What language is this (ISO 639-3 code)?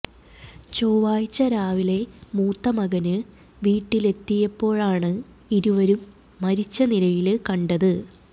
mal